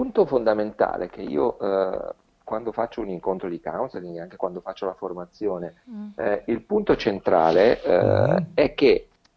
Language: Italian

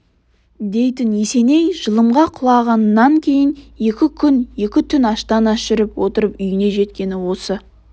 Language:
Kazakh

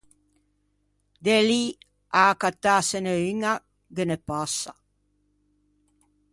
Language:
Ligurian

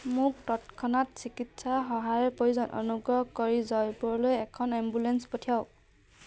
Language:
Assamese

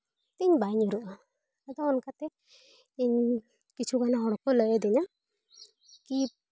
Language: Santali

